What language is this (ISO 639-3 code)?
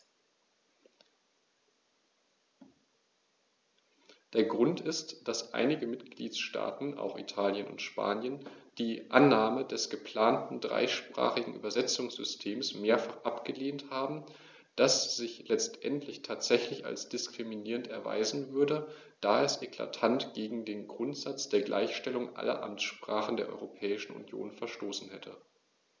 deu